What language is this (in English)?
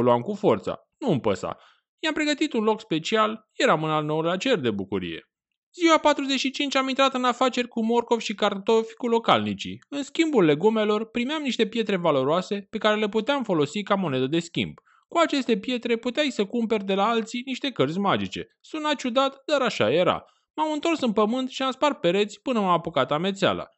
Romanian